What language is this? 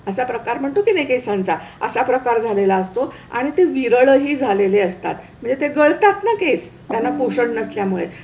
Marathi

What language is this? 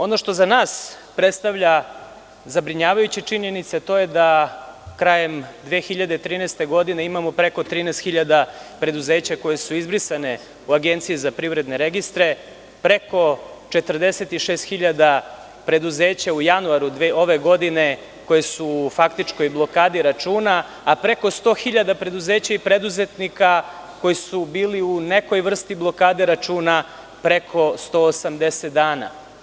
Serbian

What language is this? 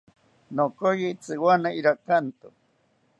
South Ucayali Ashéninka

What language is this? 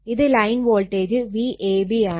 Malayalam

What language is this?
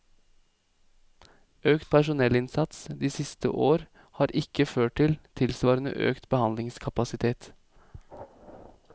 Norwegian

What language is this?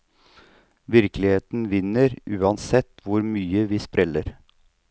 Norwegian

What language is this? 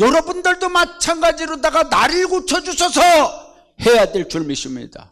Korean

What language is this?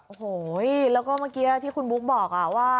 Thai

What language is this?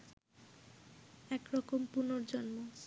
Bangla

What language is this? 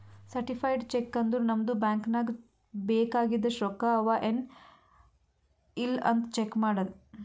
Kannada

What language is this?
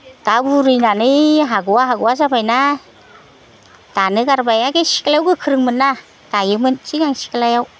Bodo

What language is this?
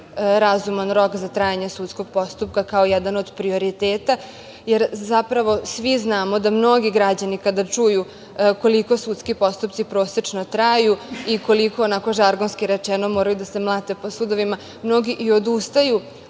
Serbian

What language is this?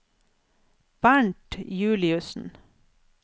Norwegian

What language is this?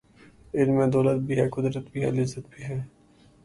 Urdu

